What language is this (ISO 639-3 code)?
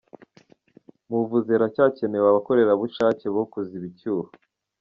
kin